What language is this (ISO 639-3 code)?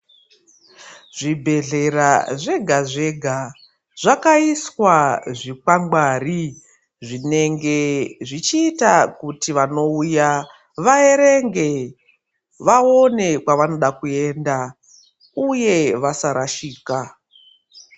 ndc